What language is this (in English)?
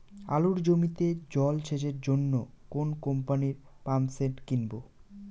Bangla